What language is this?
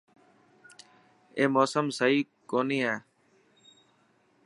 Dhatki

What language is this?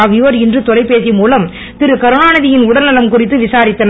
Tamil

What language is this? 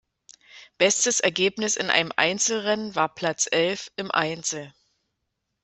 German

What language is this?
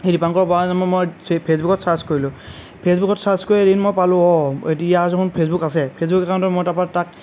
Assamese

